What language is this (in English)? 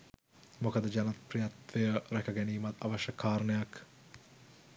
Sinhala